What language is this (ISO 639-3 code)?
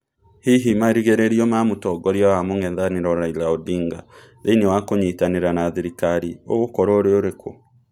kik